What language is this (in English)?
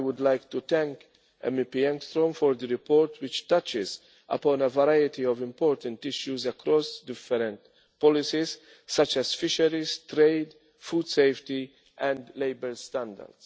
English